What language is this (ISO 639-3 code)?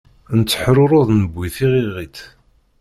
kab